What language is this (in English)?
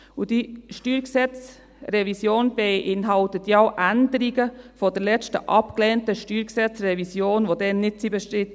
Swiss German